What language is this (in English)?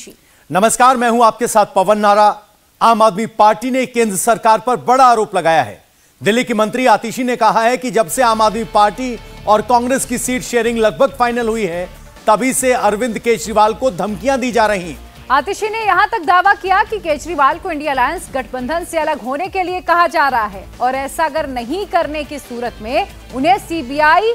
Hindi